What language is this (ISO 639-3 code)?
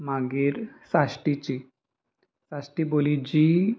kok